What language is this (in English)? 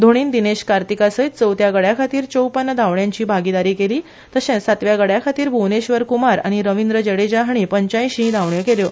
Konkani